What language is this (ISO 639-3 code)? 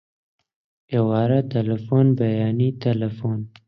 ckb